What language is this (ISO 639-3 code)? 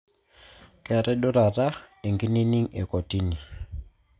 mas